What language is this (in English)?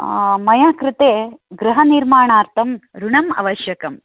Sanskrit